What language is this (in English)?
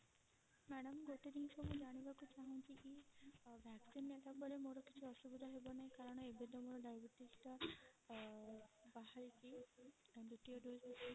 Odia